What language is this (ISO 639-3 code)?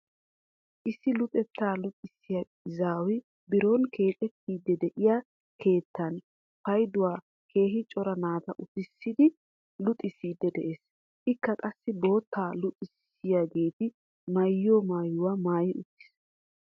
wal